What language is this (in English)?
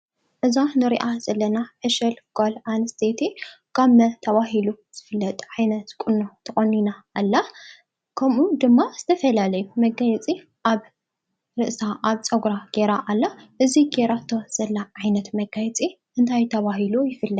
Tigrinya